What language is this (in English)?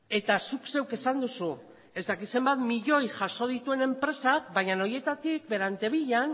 Basque